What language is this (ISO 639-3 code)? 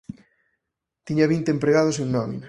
glg